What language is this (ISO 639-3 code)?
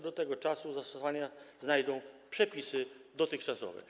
pol